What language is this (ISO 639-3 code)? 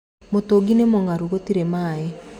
kik